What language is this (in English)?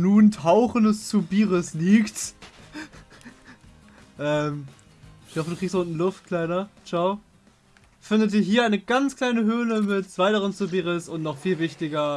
German